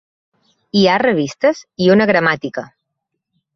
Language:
Catalan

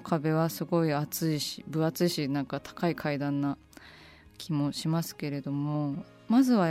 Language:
Japanese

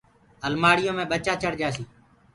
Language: Gurgula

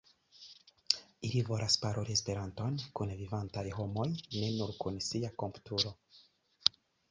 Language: Esperanto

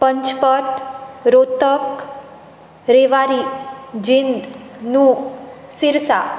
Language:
Konkani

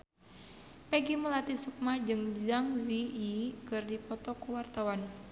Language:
Sundanese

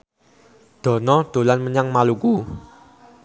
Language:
Javanese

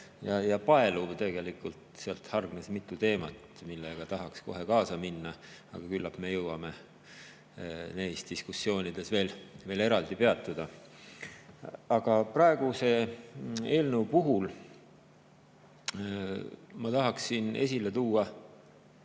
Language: Estonian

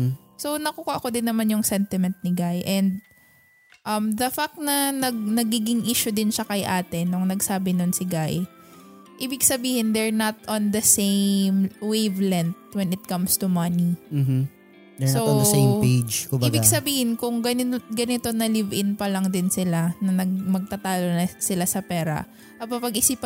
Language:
Filipino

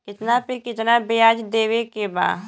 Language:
Bhojpuri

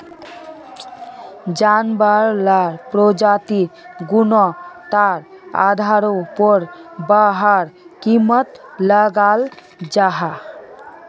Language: Magahi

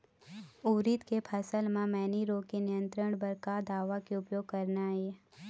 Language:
Chhattisgarhi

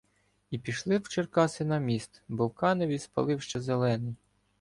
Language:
Ukrainian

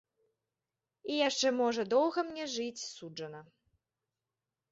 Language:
Belarusian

